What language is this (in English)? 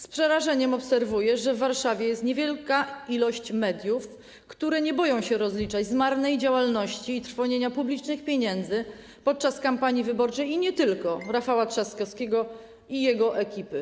Polish